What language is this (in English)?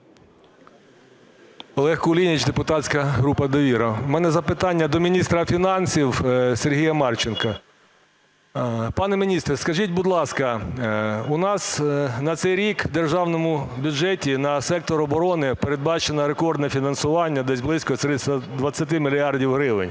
Ukrainian